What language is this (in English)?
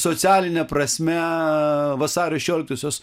Lithuanian